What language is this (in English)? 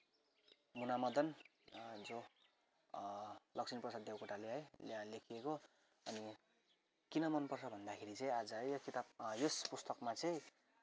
Nepali